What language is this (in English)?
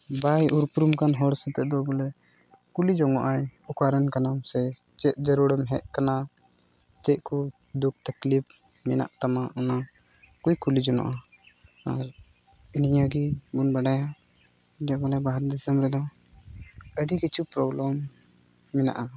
Santali